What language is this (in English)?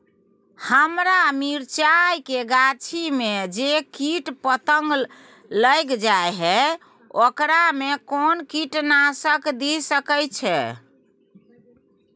Maithili